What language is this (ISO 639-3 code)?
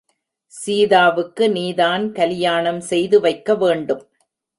tam